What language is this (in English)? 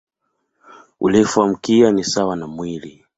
Swahili